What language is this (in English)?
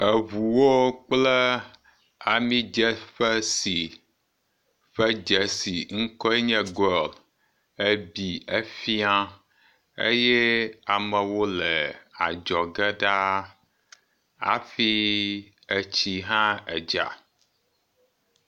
Ewe